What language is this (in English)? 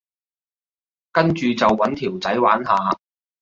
Cantonese